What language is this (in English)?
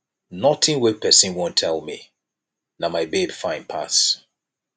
Nigerian Pidgin